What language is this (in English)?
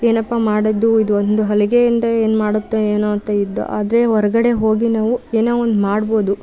Kannada